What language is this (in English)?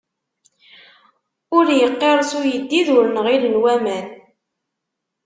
Kabyle